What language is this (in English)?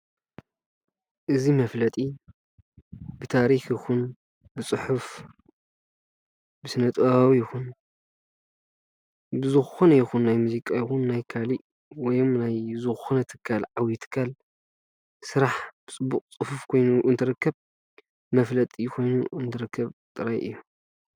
Tigrinya